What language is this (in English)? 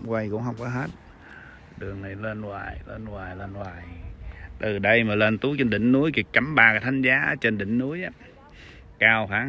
Vietnamese